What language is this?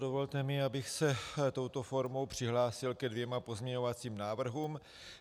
Czech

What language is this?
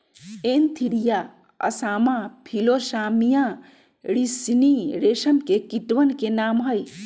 Magahi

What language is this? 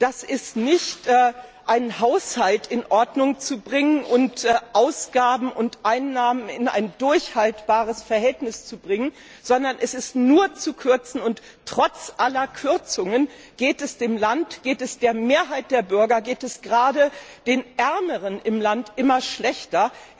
German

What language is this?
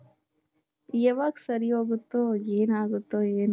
Kannada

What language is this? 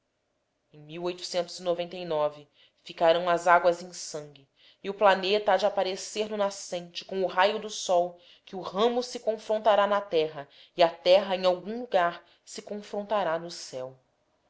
Portuguese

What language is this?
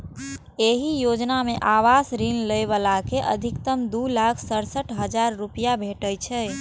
Maithili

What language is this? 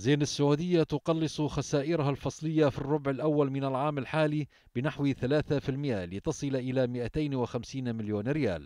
Arabic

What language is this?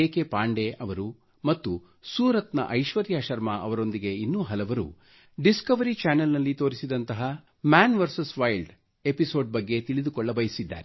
Kannada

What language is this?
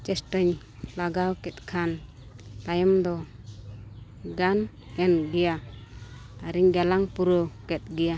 Santali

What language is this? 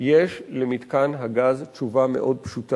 Hebrew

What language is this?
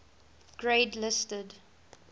English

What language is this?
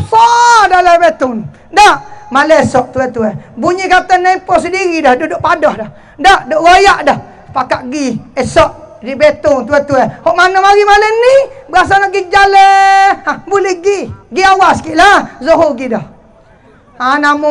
Malay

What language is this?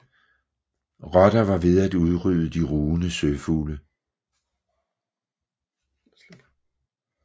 Danish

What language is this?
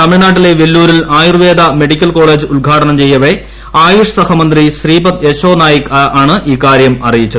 Malayalam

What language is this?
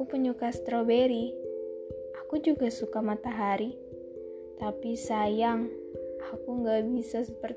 Indonesian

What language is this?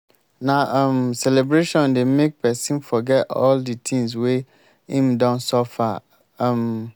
Nigerian Pidgin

